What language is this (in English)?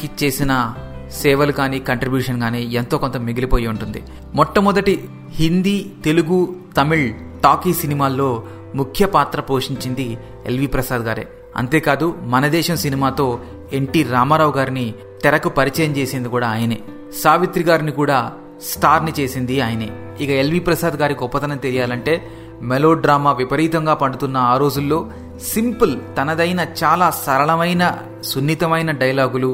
Telugu